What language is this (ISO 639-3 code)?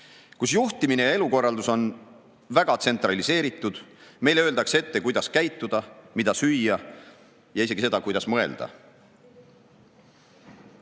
est